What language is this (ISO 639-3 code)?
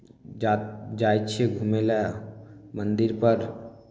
mai